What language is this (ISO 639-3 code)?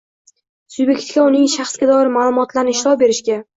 uzb